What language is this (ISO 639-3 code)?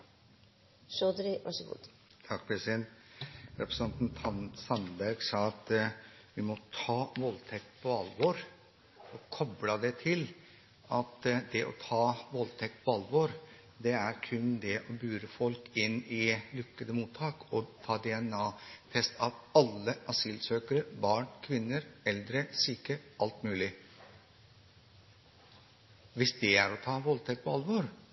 nob